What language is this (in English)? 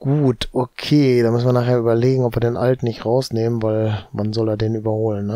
German